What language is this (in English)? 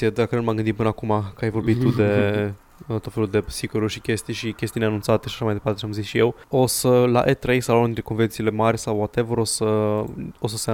Romanian